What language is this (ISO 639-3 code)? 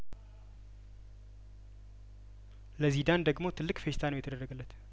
amh